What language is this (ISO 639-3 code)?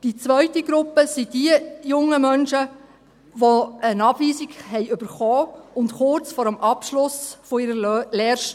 gsw